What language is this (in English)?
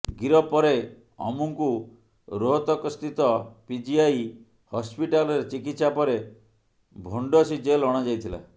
Odia